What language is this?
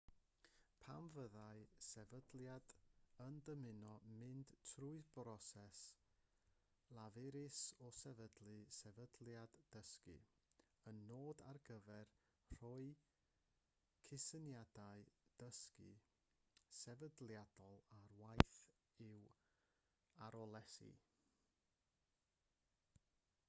Welsh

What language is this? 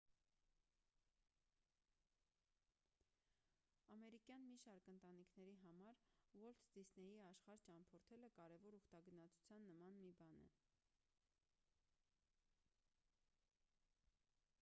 Armenian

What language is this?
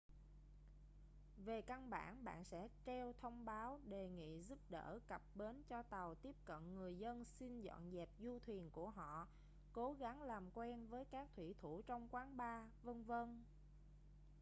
Vietnamese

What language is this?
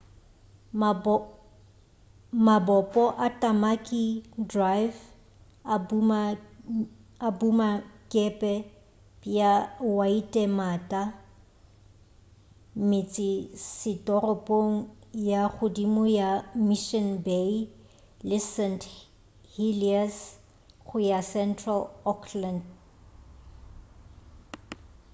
Northern Sotho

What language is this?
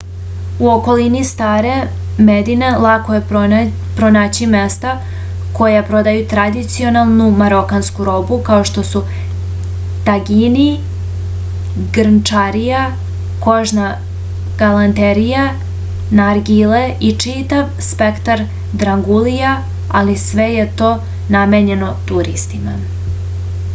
Serbian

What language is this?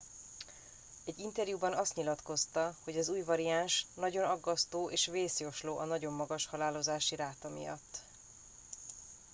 Hungarian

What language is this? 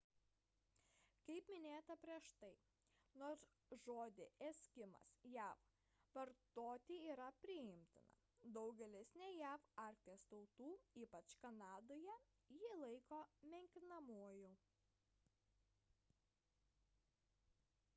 Lithuanian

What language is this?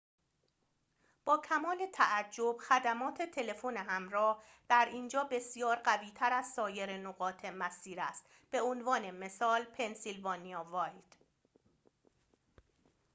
Persian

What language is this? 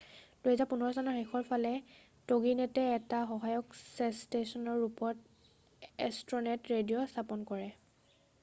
Assamese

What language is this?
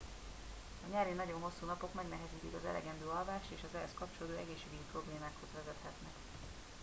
Hungarian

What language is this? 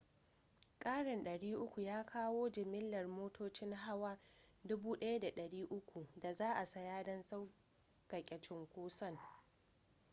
Hausa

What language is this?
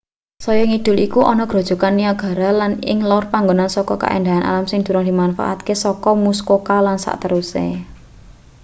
Javanese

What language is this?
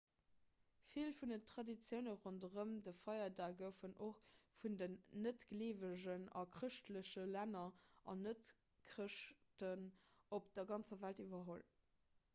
Luxembourgish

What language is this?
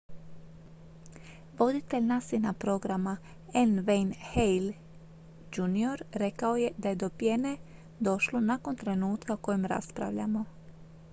Croatian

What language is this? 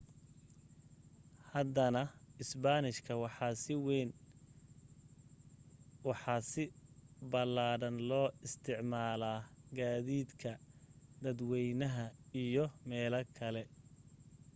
Somali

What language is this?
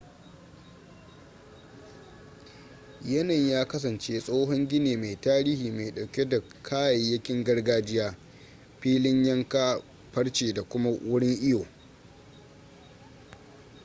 Hausa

